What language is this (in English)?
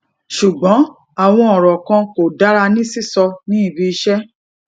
Yoruba